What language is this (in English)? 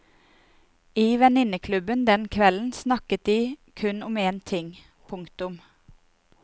Norwegian